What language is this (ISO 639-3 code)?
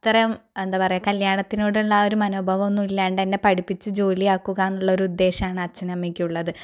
mal